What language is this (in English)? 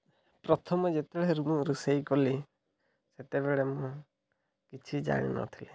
Odia